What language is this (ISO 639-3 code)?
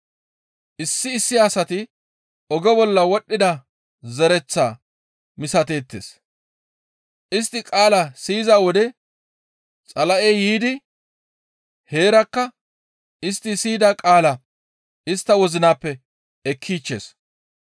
gmv